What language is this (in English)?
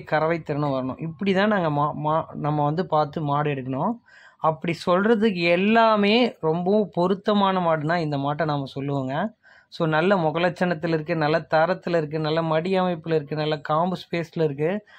Tamil